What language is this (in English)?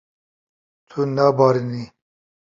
Kurdish